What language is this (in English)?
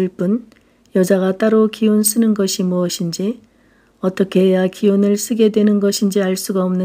Korean